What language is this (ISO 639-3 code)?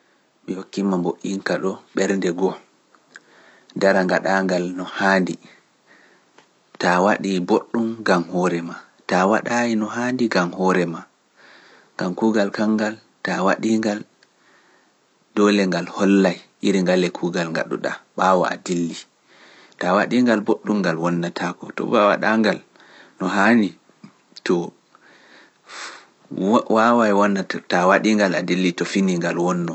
fuf